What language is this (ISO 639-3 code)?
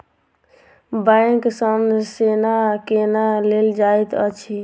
mai